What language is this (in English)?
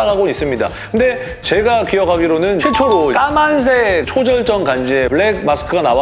Korean